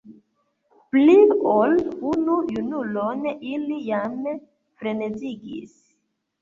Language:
Esperanto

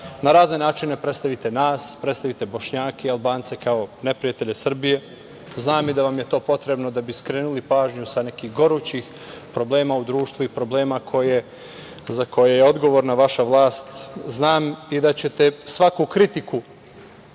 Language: Serbian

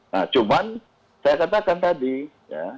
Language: Indonesian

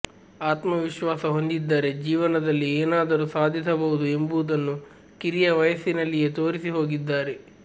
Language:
Kannada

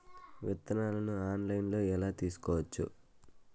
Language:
Telugu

